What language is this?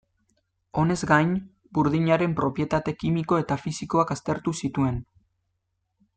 Basque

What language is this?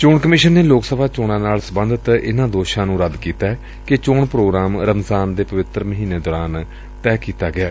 Punjabi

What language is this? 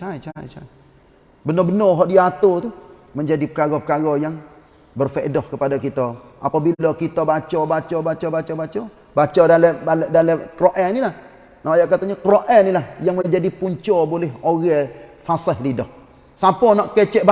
Malay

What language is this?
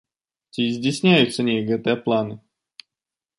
Belarusian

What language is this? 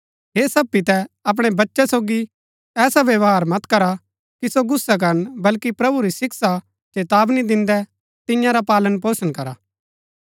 Gaddi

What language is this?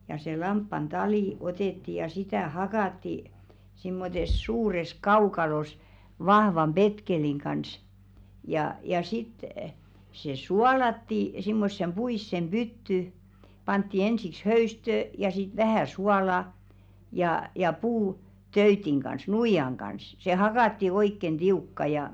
Finnish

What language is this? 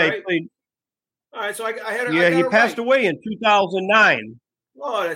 English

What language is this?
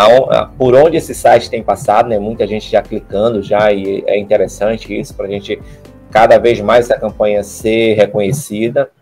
Portuguese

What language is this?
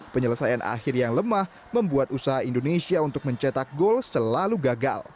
Indonesian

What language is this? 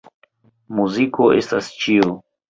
Esperanto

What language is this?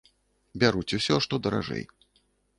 Belarusian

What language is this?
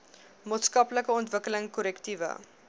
Afrikaans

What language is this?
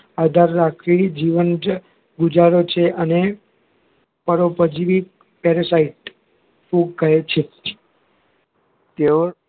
Gujarati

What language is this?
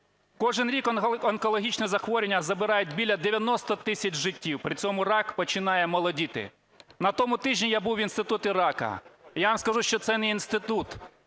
Ukrainian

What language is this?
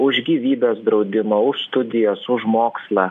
Lithuanian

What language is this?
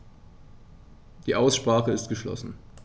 German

